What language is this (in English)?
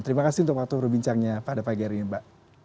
Indonesian